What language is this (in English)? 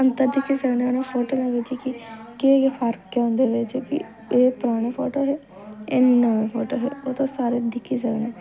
Dogri